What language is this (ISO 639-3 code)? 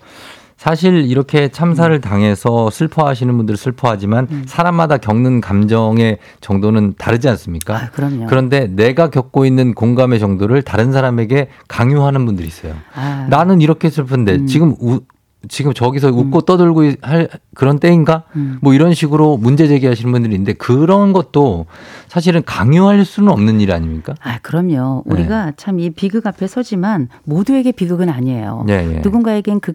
kor